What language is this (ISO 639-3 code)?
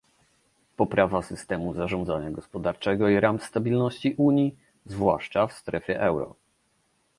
pol